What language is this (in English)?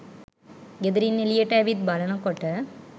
Sinhala